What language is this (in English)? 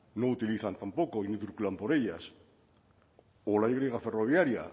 Spanish